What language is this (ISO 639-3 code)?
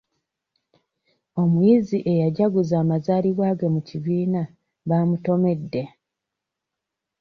lug